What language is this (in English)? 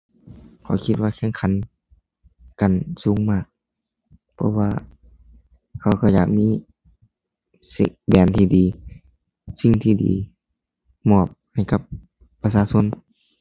Thai